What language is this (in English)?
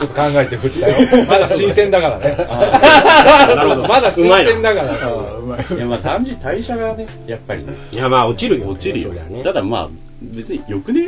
Japanese